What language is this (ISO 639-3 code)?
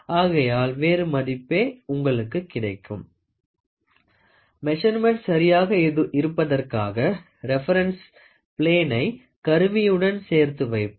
tam